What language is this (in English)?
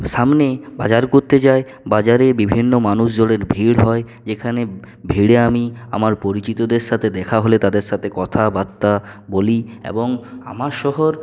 Bangla